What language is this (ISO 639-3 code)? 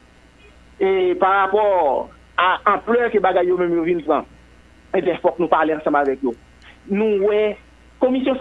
fra